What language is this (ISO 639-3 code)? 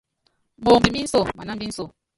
yav